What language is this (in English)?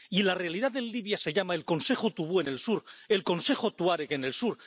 Spanish